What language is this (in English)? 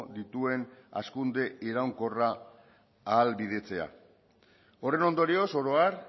Basque